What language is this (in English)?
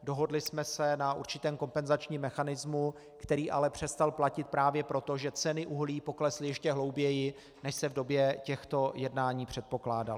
Czech